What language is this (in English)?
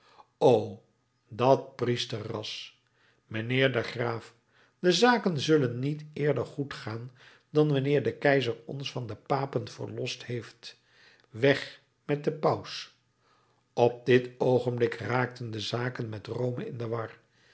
Dutch